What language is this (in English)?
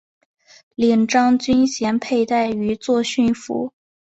Chinese